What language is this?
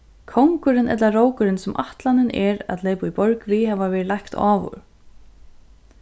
Faroese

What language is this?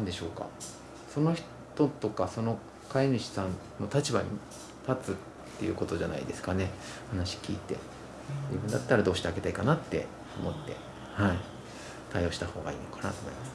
Japanese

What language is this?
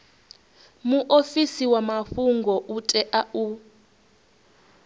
Venda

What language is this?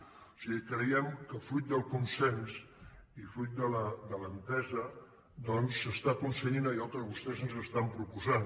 Catalan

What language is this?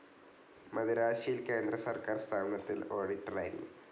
Malayalam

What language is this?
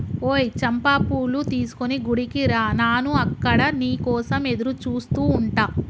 Telugu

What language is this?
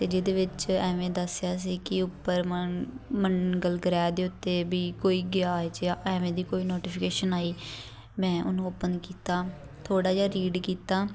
Punjabi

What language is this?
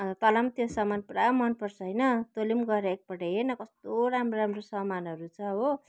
Nepali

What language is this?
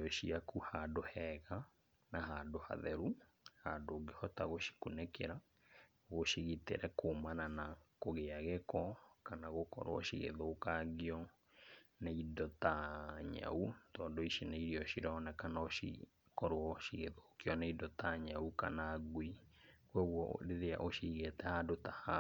Kikuyu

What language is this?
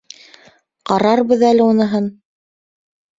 Bashkir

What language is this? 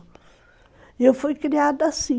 Portuguese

